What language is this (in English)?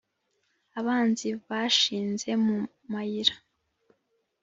Kinyarwanda